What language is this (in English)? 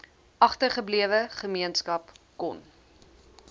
Afrikaans